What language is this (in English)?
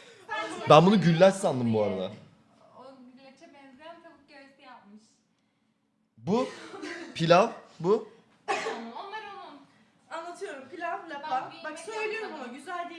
Turkish